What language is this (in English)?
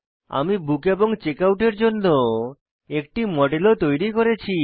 Bangla